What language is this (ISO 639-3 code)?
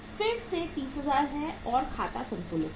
hin